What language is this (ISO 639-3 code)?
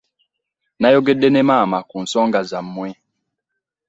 lug